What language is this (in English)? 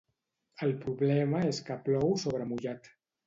Catalan